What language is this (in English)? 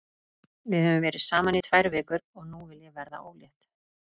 Icelandic